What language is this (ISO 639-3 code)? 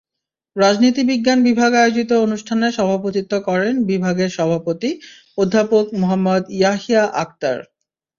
ben